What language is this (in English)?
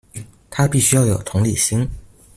Chinese